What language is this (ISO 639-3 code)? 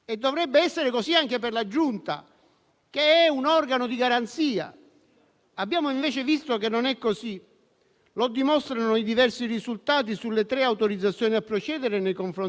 ita